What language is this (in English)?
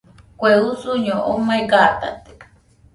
Nüpode Huitoto